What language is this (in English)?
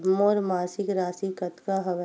Chhattisgarhi